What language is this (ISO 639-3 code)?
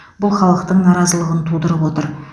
kaz